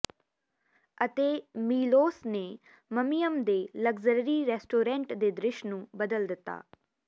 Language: Punjabi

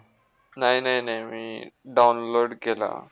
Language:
Marathi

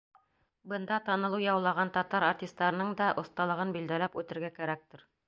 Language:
Bashkir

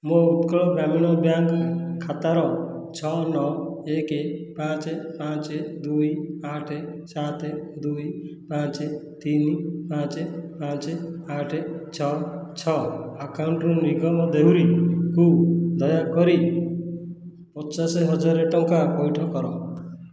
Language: Odia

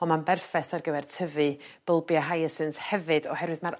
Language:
Welsh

